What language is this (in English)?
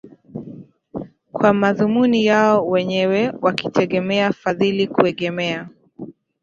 Swahili